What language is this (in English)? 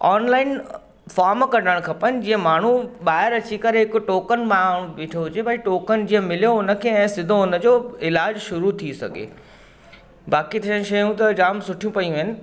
Sindhi